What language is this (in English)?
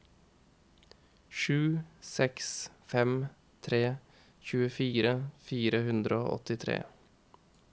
Norwegian